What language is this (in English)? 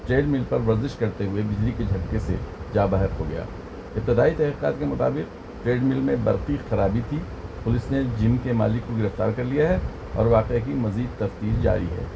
Urdu